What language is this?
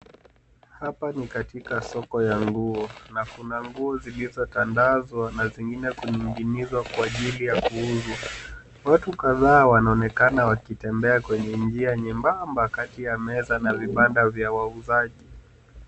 Swahili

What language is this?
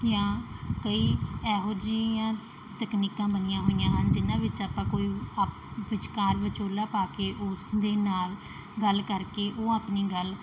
Punjabi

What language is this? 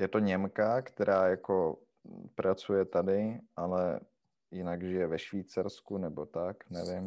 Czech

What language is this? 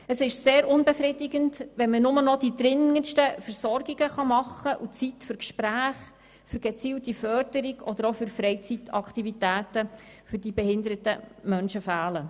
Swiss German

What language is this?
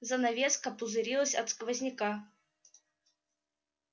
Russian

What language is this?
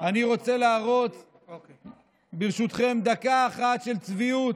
Hebrew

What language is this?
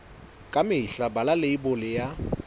Southern Sotho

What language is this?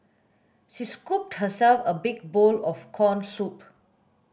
English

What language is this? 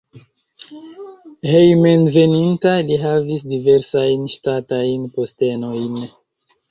Esperanto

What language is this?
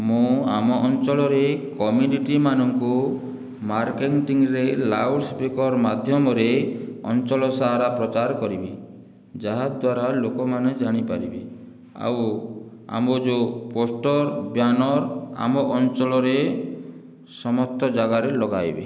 Odia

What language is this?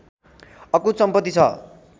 Nepali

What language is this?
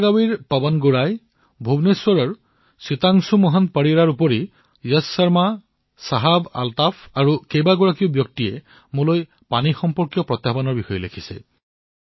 Assamese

